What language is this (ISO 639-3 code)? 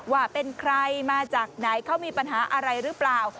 tha